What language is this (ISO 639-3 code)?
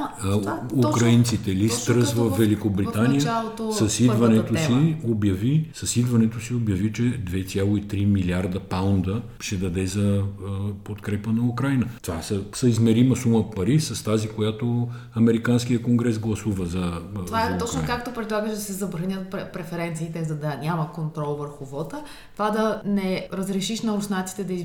bul